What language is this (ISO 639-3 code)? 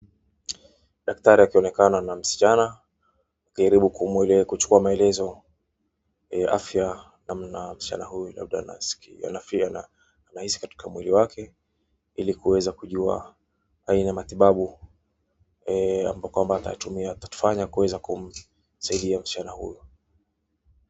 swa